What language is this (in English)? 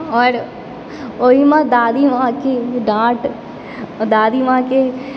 Maithili